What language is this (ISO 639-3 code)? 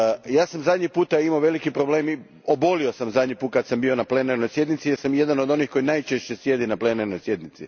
hrv